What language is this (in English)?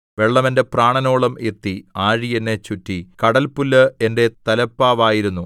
Malayalam